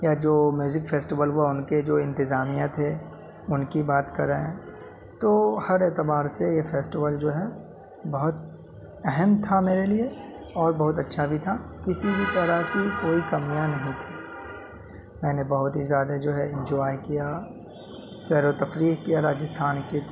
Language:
Urdu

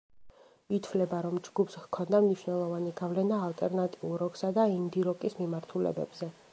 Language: Georgian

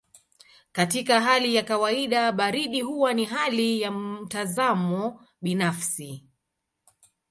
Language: Swahili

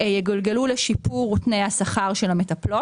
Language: Hebrew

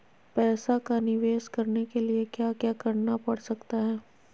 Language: Magahi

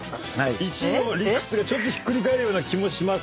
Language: Japanese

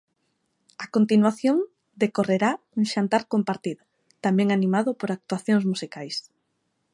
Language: Galician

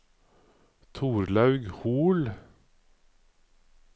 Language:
Norwegian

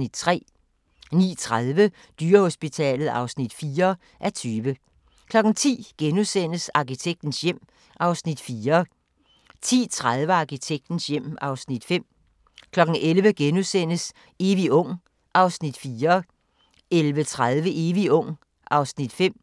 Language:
Danish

